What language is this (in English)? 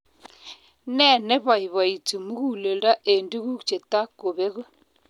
Kalenjin